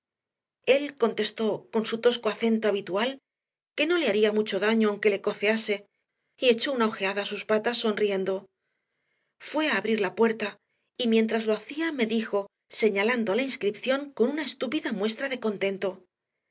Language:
Spanish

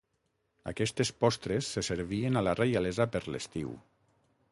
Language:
Catalan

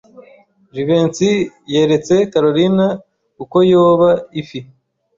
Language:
Kinyarwanda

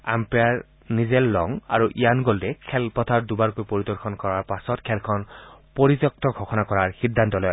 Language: Assamese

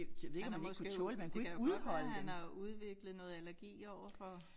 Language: Danish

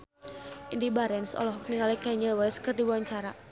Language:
Sundanese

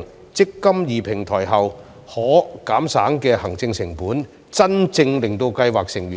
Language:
Cantonese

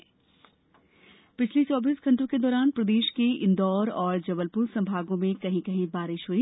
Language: Hindi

